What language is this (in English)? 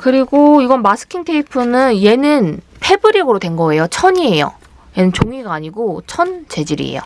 Korean